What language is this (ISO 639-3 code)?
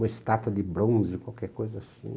por